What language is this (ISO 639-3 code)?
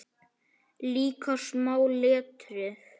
isl